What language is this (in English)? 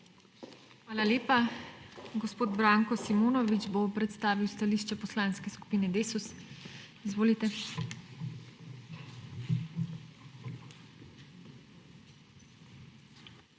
Slovenian